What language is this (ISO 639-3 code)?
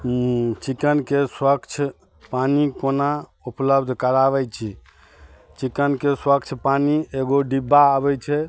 mai